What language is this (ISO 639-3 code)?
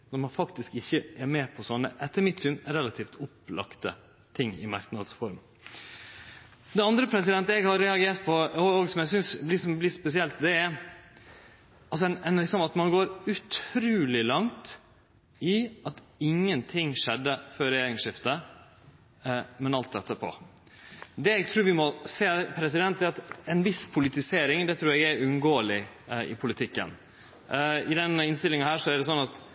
nno